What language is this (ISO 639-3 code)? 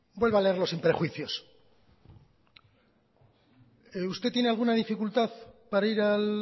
spa